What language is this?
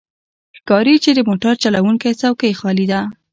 Pashto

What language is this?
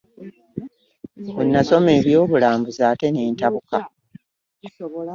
Ganda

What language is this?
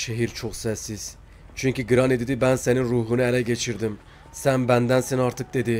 Turkish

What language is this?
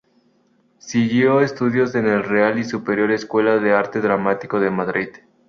Spanish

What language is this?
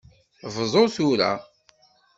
Kabyle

